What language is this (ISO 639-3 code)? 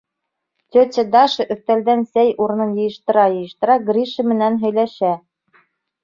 bak